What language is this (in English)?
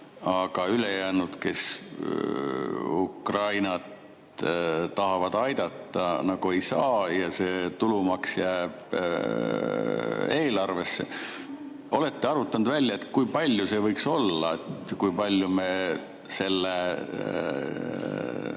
Estonian